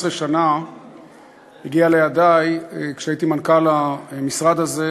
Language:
Hebrew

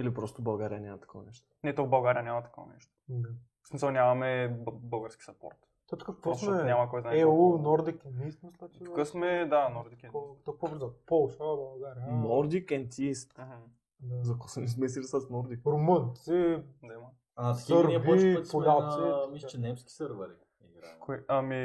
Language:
Bulgarian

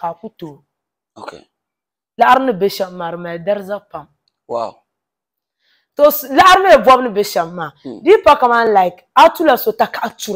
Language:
Arabic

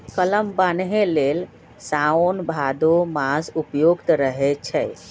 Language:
Magahi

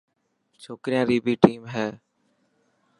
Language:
Dhatki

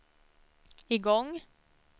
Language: Swedish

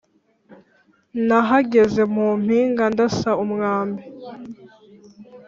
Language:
Kinyarwanda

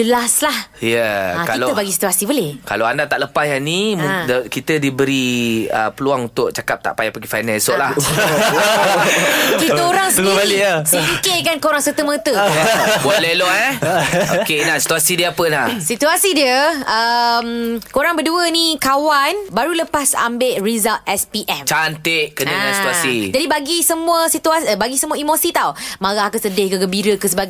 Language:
Malay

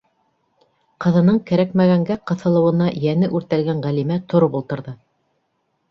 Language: Bashkir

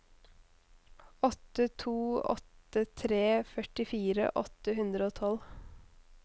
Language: Norwegian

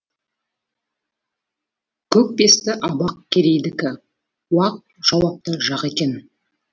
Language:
Kazakh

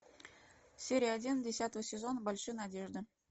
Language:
Russian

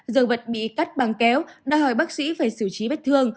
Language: Vietnamese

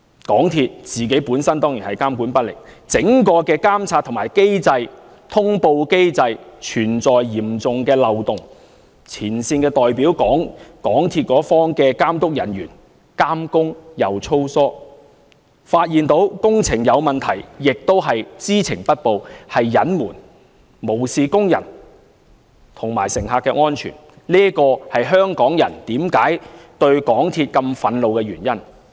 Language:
Cantonese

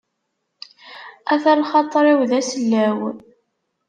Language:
Kabyle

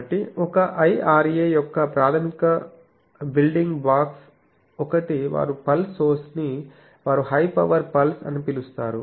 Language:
Telugu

